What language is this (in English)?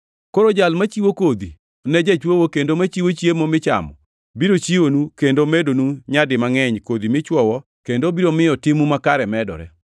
Luo (Kenya and Tanzania)